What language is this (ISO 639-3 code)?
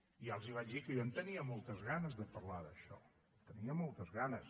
cat